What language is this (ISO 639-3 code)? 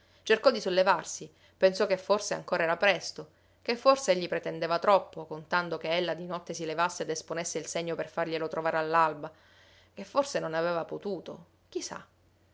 ita